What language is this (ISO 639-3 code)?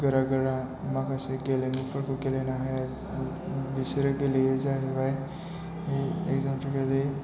brx